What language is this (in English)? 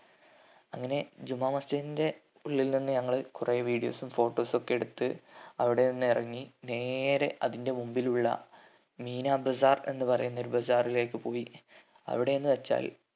Malayalam